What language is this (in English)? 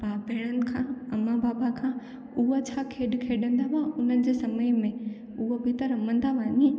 Sindhi